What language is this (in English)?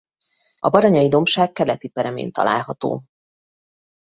Hungarian